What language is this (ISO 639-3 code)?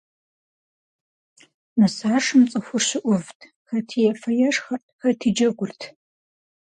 kbd